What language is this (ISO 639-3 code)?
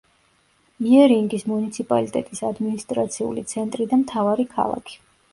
kat